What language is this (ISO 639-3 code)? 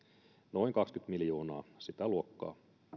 fin